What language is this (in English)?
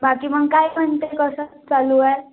Marathi